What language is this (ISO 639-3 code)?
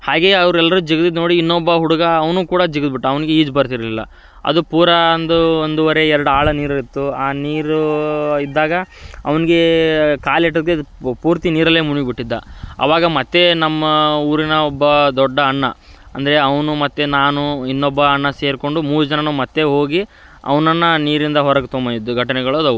kan